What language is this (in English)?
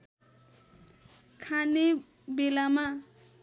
Nepali